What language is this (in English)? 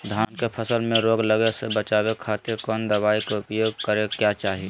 Magahi